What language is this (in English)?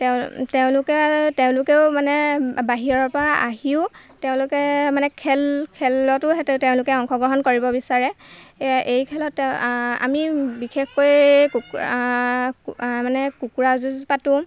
Assamese